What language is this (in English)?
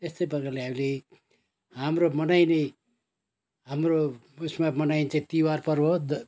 Nepali